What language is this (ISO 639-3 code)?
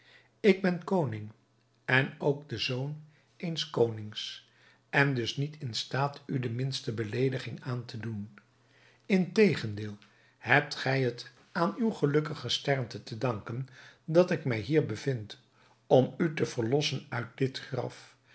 nld